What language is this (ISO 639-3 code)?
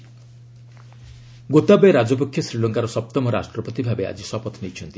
ori